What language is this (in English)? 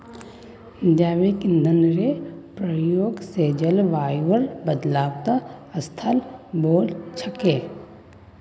Magahi